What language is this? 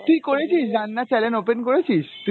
Bangla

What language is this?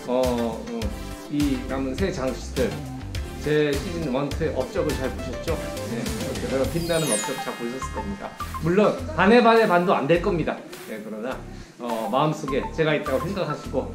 Korean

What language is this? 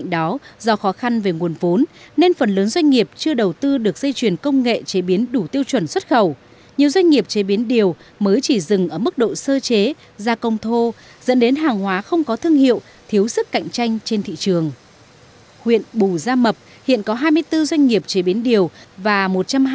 Vietnamese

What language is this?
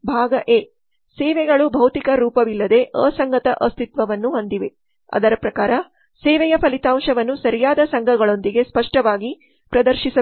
Kannada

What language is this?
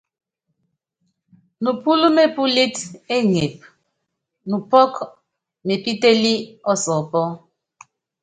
Yangben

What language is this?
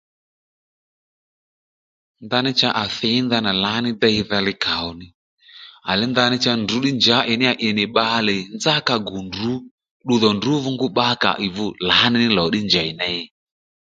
Lendu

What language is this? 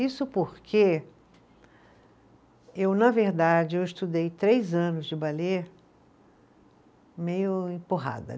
Portuguese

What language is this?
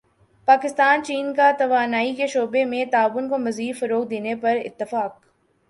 Urdu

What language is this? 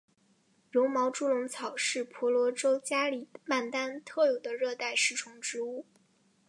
Chinese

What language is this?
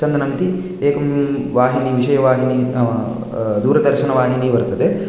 Sanskrit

